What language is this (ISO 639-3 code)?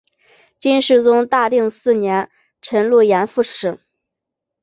zho